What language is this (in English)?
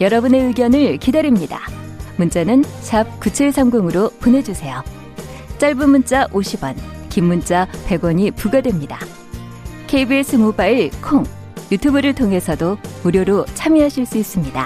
Korean